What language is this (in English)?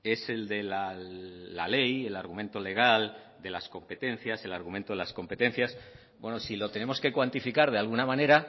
Spanish